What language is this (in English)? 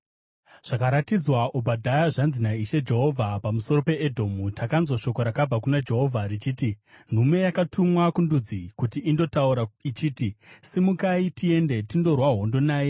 Shona